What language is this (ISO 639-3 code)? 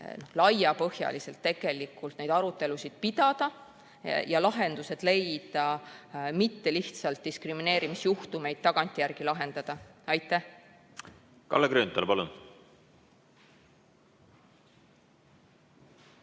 est